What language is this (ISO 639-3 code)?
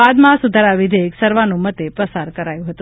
guj